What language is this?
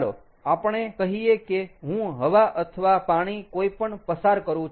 Gujarati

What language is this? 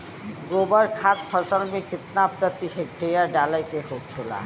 Bhojpuri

